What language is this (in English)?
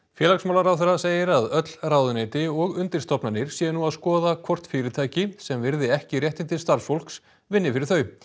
Icelandic